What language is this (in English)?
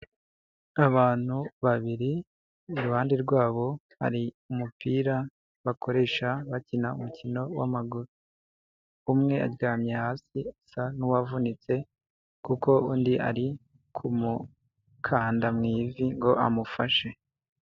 Kinyarwanda